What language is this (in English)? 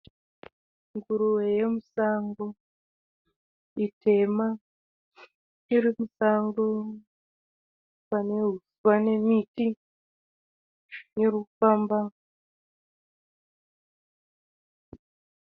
Shona